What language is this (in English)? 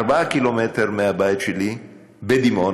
Hebrew